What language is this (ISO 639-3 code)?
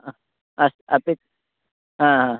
san